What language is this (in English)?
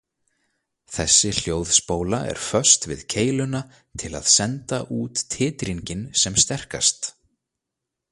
Icelandic